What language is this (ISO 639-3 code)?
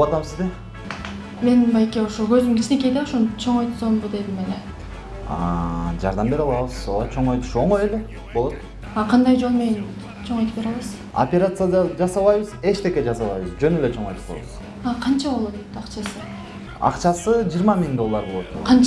nld